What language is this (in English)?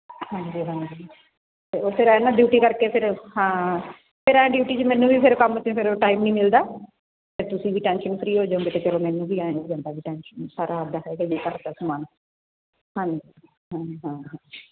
Punjabi